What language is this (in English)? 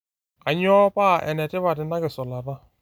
Masai